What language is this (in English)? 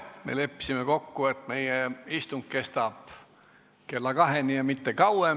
Estonian